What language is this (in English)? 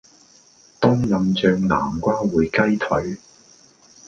Cantonese